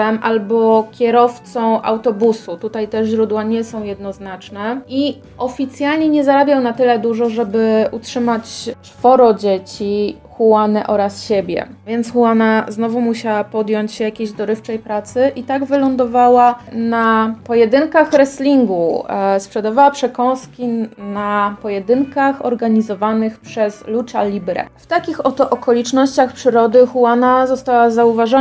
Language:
Polish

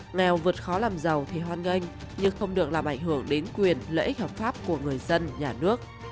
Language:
Vietnamese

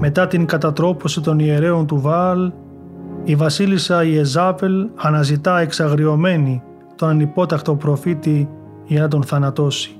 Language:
Greek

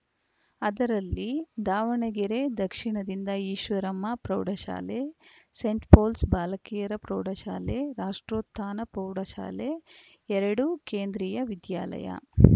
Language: Kannada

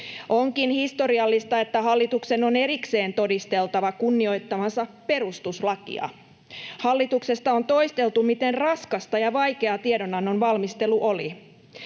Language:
Finnish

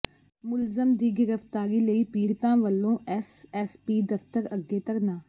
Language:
Punjabi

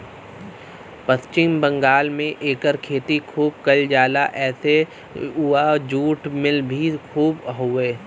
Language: Bhojpuri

